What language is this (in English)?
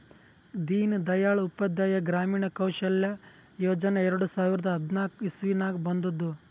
Kannada